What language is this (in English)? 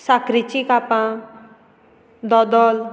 Konkani